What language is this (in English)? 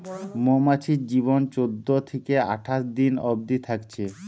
Bangla